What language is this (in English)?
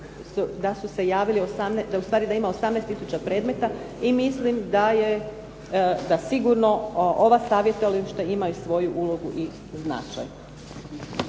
Croatian